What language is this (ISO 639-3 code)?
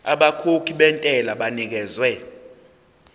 zul